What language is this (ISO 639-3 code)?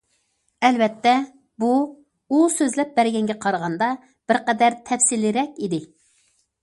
uig